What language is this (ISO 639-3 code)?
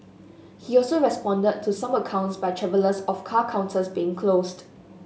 eng